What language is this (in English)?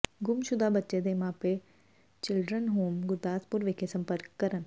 Punjabi